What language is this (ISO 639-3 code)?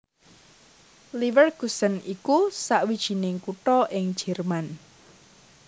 jav